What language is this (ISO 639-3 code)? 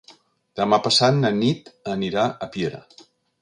cat